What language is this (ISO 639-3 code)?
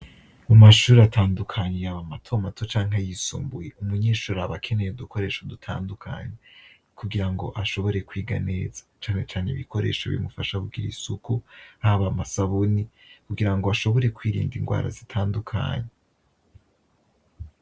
run